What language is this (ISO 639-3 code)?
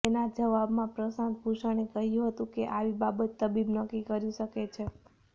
guj